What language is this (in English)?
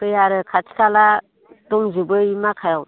Bodo